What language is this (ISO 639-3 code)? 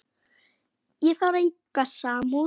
isl